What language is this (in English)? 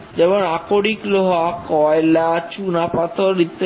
Bangla